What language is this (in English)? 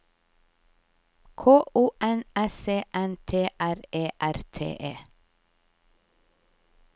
Norwegian